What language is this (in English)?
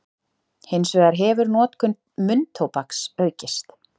Icelandic